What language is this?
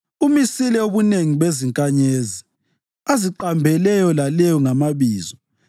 North Ndebele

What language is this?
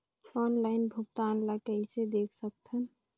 Chhattisgarhi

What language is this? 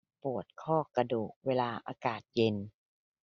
Thai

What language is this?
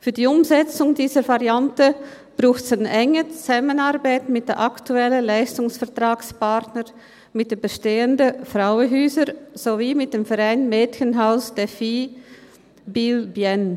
Swiss German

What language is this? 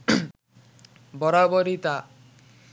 Bangla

